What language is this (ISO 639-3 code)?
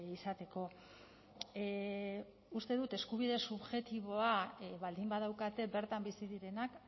eus